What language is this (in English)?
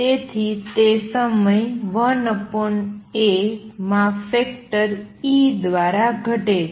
Gujarati